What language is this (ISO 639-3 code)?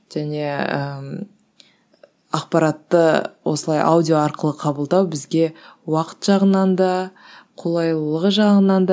kaz